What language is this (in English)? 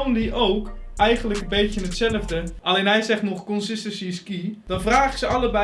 Dutch